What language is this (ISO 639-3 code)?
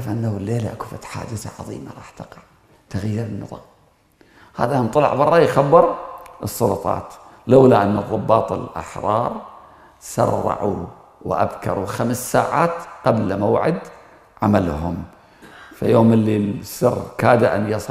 ara